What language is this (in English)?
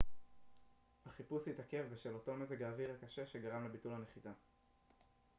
Hebrew